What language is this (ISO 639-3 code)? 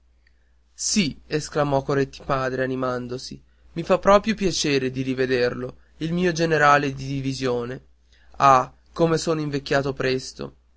ita